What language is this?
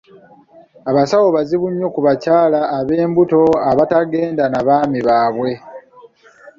Ganda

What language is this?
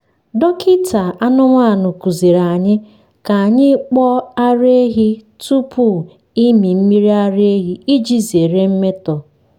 Igbo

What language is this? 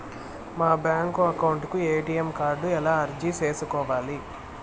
Telugu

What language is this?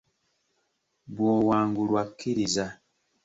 Ganda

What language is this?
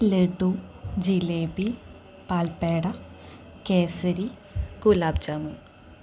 Malayalam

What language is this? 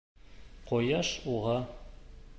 Bashkir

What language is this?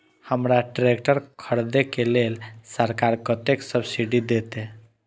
Maithili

